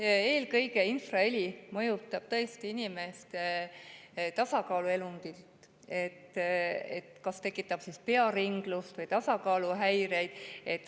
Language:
Estonian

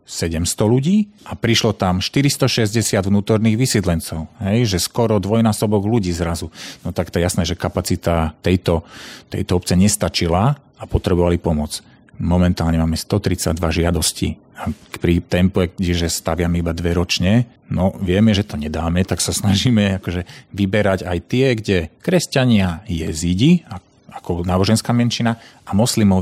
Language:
Slovak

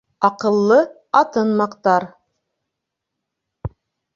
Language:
Bashkir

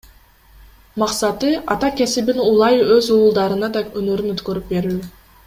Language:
Kyrgyz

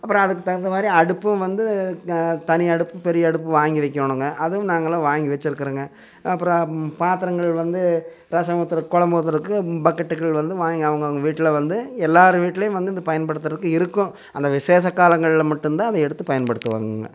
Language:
Tamil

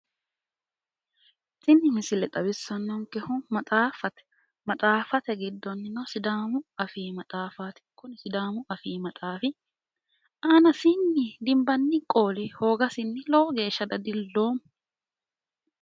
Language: Sidamo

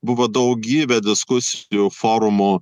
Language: Lithuanian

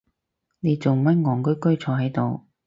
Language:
Cantonese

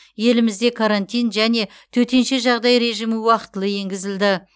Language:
Kazakh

